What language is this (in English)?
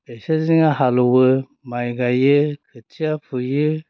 Bodo